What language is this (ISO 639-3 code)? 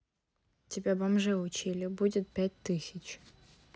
rus